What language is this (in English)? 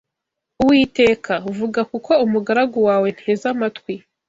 Kinyarwanda